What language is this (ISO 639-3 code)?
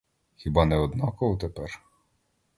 ukr